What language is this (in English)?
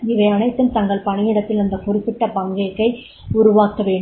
Tamil